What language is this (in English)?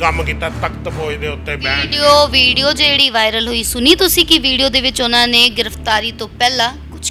Hindi